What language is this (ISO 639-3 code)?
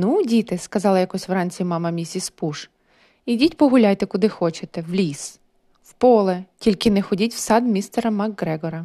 ukr